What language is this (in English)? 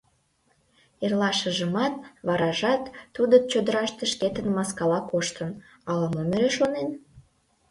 Mari